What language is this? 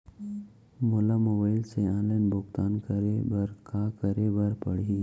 Chhattisgarhi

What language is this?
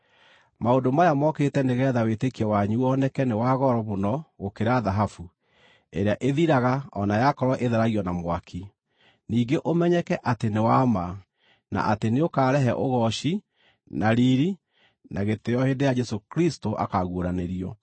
Kikuyu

